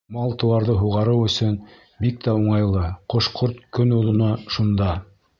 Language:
Bashkir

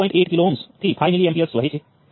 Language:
Gujarati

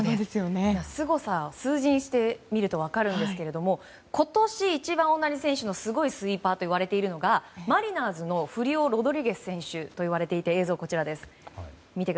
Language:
Japanese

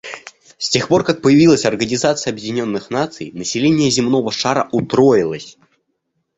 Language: Russian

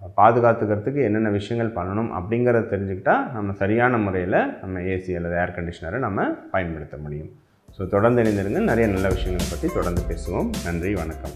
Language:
Tamil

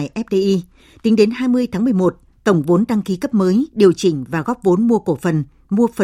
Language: Vietnamese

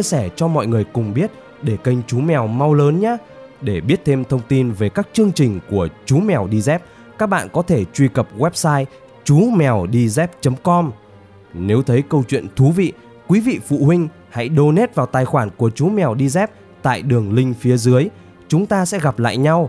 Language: Vietnamese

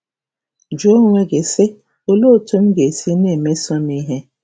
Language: Igbo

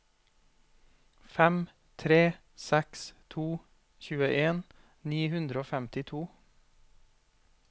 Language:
Norwegian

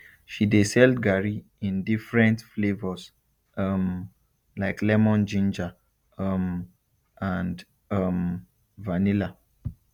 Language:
Nigerian Pidgin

